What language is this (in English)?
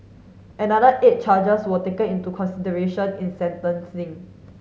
English